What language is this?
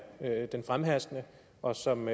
Danish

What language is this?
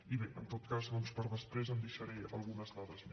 Catalan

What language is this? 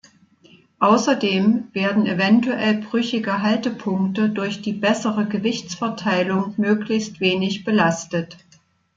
German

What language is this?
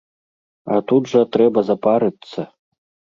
Belarusian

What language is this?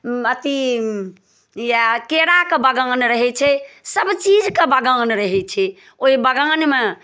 Maithili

